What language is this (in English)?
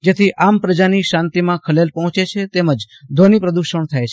Gujarati